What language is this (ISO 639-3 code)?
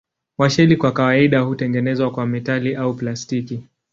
swa